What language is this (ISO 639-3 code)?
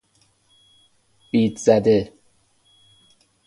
fas